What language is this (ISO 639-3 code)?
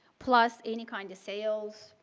eng